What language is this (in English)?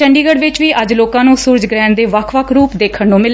Punjabi